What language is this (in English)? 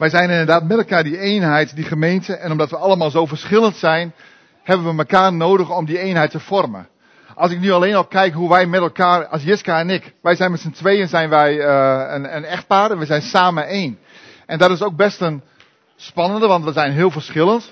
Dutch